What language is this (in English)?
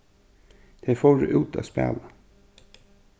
Faroese